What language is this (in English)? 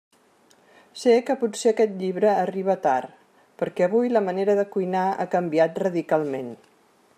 Catalan